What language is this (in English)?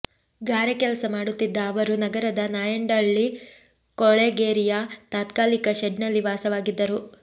Kannada